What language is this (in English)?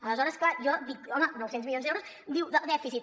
Catalan